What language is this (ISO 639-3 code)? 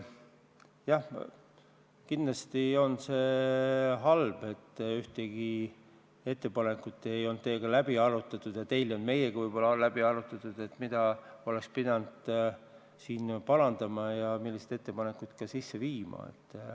est